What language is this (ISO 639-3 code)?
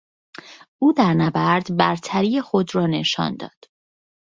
fas